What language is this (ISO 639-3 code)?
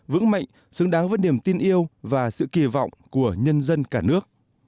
vie